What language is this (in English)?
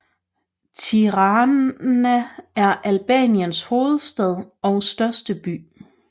Danish